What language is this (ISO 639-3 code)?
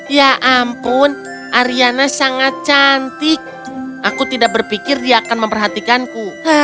ind